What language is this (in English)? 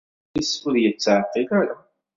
Kabyle